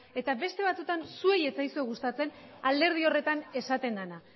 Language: Basque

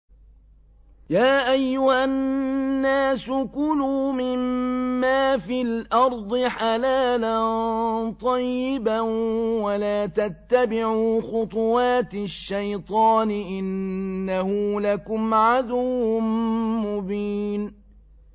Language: Arabic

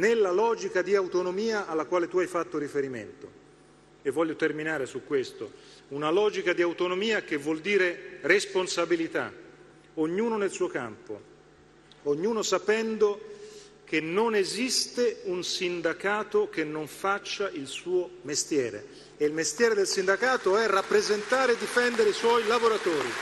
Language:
Italian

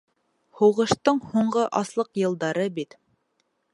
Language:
Bashkir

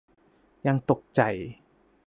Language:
Thai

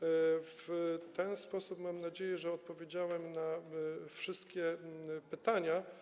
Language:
Polish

